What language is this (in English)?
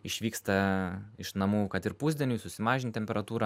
Lithuanian